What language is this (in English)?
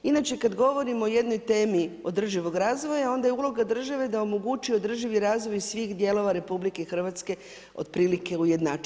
Croatian